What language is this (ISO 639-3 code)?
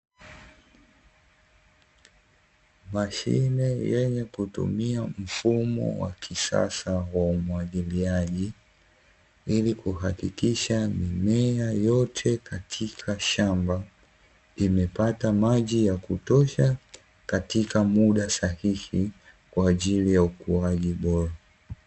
swa